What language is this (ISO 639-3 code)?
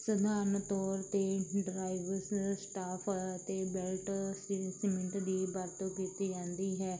pan